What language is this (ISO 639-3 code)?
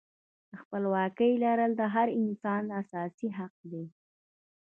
pus